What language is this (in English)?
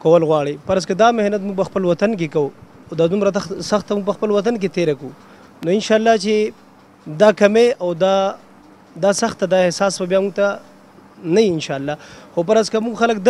Arabic